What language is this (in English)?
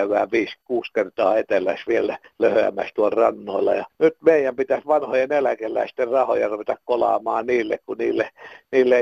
Finnish